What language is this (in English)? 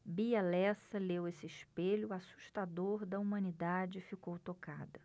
Portuguese